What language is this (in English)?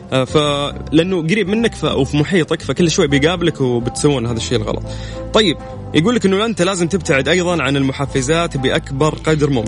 Arabic